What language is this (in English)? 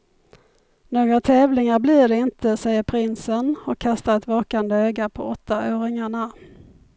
Swedish